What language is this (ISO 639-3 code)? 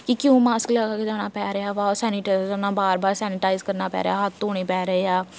pan